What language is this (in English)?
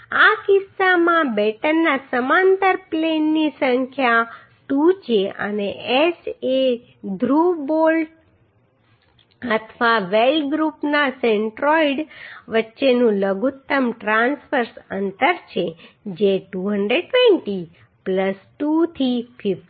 Gujarati